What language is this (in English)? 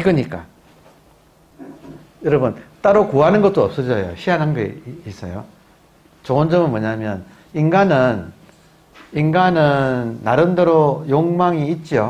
Korean